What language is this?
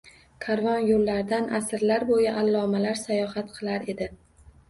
Uzbek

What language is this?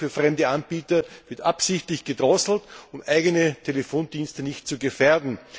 German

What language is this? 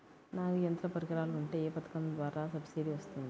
Telugu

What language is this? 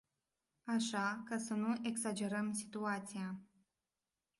Romanian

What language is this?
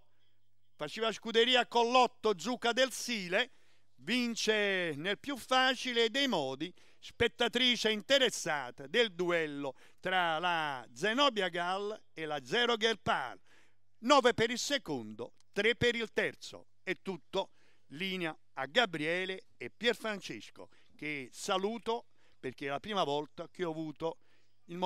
Italian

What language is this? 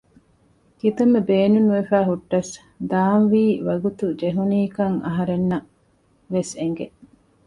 Divehi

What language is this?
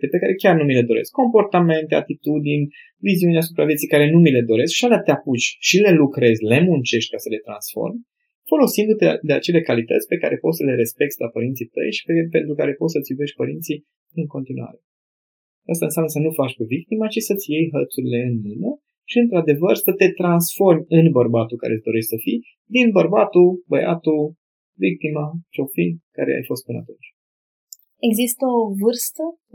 Romanian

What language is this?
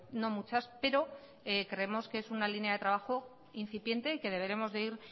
Spanish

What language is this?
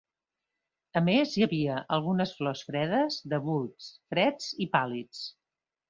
Catalan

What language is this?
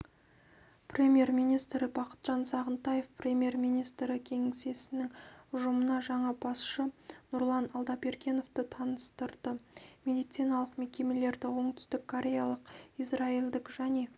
Kazakh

